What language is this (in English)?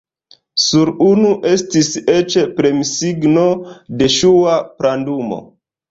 Esperanto